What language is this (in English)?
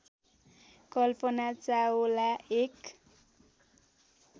Nepali